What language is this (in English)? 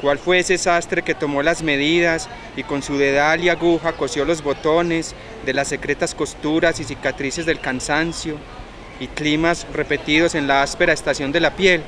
Spanish